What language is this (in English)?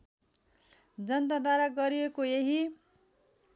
Nepali